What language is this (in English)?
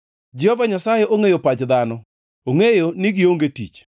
Luo (Kenya and Tanzania)